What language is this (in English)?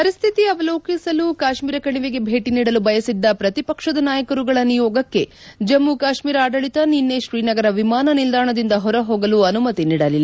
Kannada